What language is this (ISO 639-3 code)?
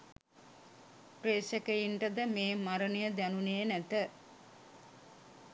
sin